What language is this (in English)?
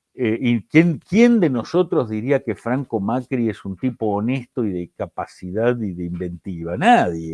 Spanish